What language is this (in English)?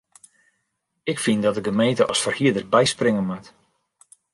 Western Frisian